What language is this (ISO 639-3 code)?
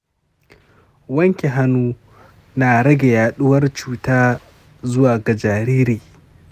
hau